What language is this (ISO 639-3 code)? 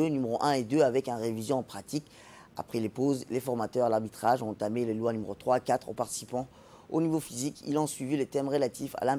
fra